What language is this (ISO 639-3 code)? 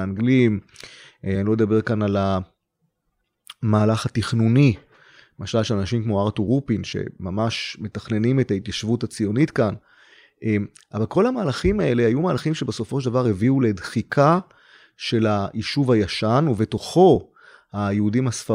heb